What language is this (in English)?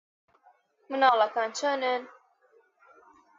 Central Kurdish